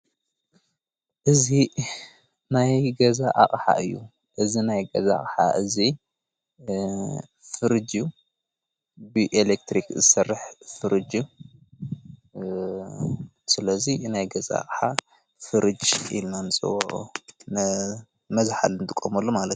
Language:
Tigrinya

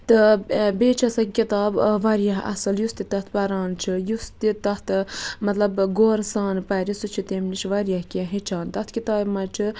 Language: Kashmiri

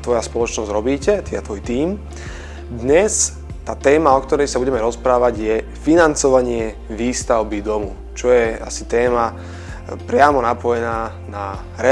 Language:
Slovak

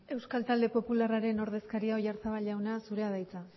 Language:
Basque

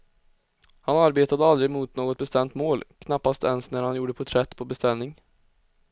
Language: Swedish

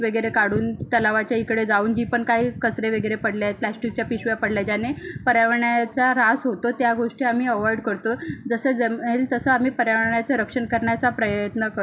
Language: Marathi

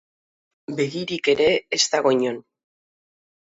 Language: Basque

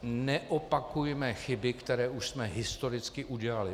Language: Czech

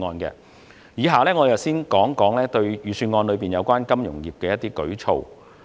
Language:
Cantonese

